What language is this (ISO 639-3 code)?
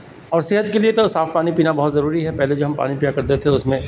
urd